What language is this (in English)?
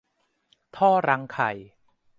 Thai